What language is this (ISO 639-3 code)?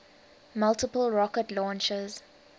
eng